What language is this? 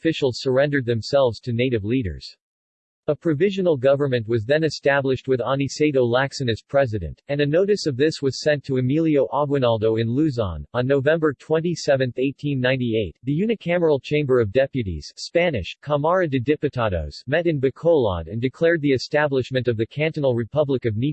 English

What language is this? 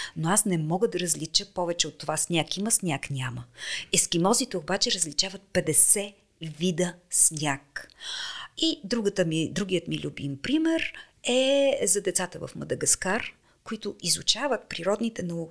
Bulgarian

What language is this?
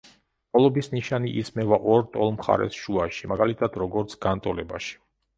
Georgian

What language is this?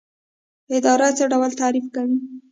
Pashto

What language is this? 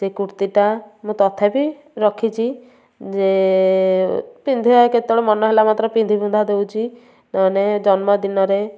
Odia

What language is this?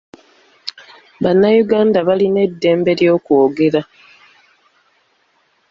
Ganda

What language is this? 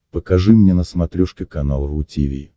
Russian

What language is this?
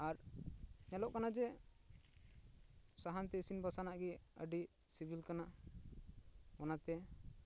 Santali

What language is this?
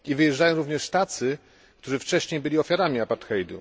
Polish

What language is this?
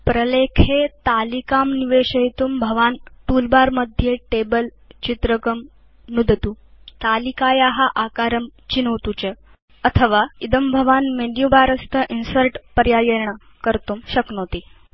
Sanskrit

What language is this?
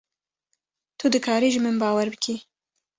Kurdish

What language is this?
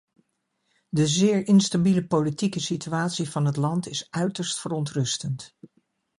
Dutch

